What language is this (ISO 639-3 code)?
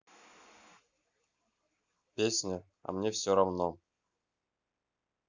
rus